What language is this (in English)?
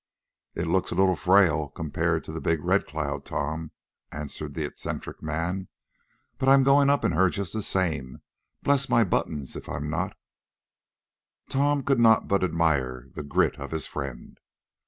English